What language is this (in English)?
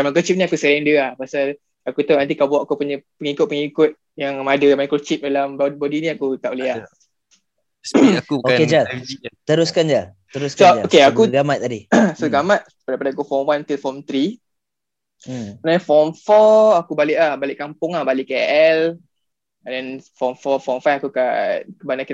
Malay